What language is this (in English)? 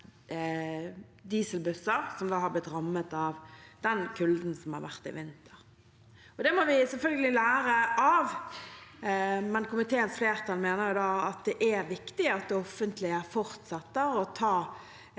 Norwegian